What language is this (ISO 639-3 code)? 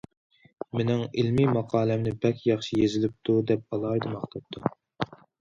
uig